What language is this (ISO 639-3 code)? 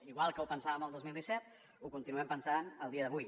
cat